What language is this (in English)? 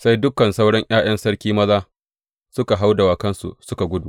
Hausa